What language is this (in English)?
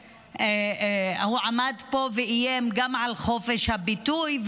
Hebrew